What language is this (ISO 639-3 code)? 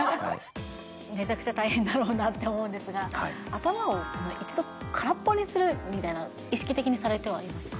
jpn